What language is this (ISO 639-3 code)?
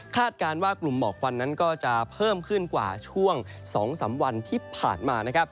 tha